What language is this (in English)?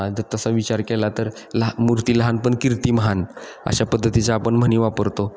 Marathi